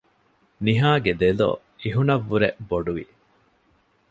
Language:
Divehi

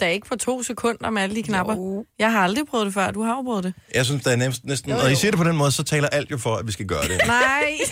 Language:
Danish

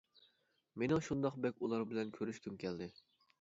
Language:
Uyghur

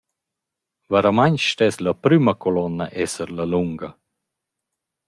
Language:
Romansh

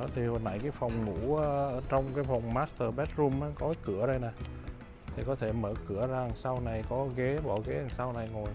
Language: Vietnamese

